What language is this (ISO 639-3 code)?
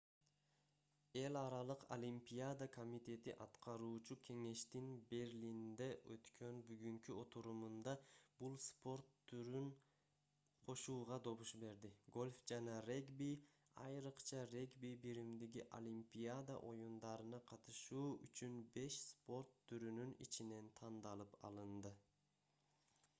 kir